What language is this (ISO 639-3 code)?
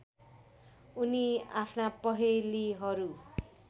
nep